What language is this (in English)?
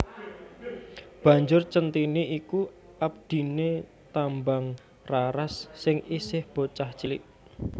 Javanese